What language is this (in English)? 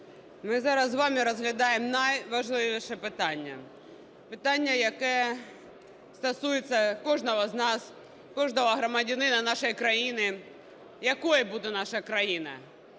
Ukrainian